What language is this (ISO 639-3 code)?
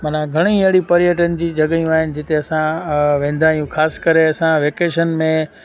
snd